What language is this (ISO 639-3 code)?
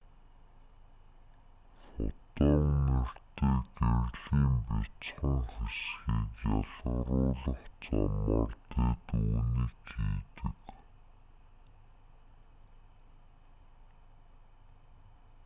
mon